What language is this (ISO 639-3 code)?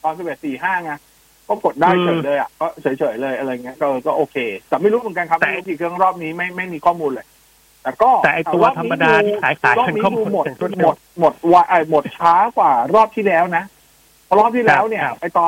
tha